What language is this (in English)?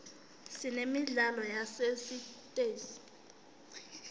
Swati